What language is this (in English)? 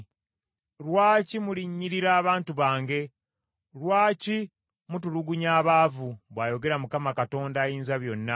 Ganda